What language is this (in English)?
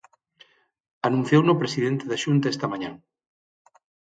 Galician